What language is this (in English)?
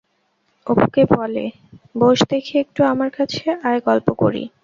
Bangla